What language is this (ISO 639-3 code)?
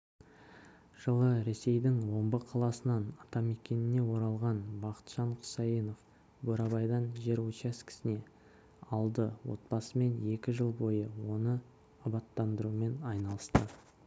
kaz